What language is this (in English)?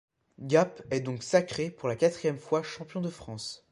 French